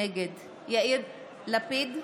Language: Hebrew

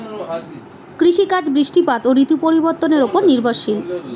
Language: Bangla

